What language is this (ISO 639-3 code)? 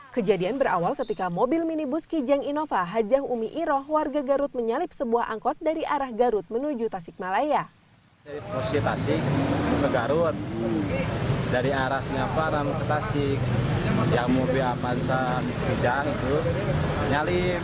ind